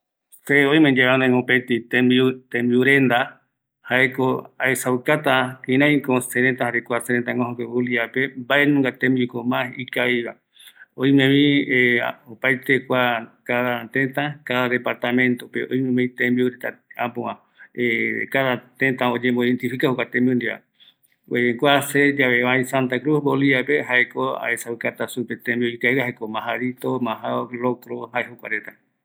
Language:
Eastern Bolivian Guaraní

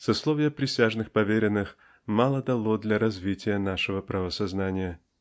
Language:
Russian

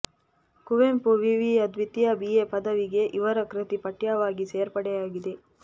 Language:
Kannada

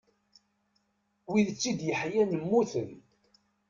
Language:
Kabyle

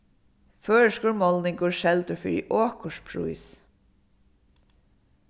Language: Faroese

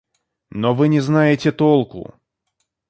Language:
Russian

